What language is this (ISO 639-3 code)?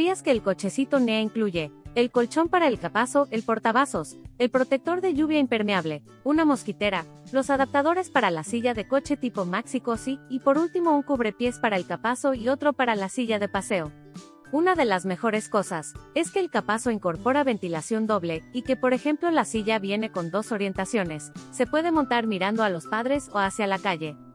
spa